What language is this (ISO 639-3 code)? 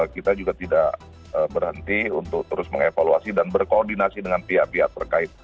ind